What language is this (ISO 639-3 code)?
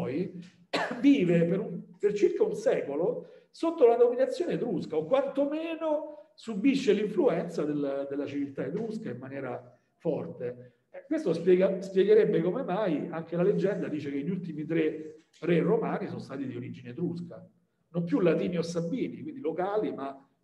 ita